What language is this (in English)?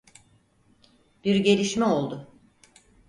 Turkish